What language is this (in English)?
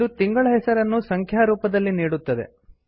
Kannada